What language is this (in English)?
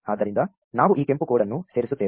Kannada